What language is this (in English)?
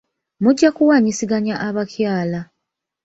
Ganda